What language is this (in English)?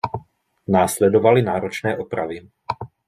Czech